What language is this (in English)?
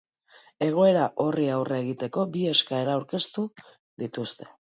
Basque